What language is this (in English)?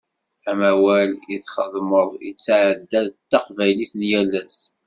Kabyle